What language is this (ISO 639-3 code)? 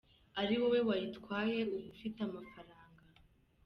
kin